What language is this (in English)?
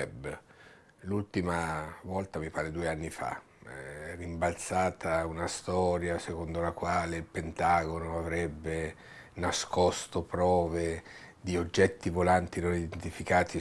Italian